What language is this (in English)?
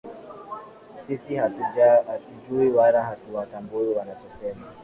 Swahili